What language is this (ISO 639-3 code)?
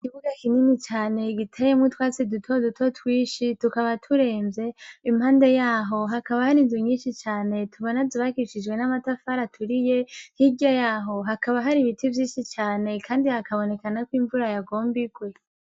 run